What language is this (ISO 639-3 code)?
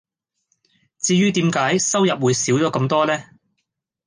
yue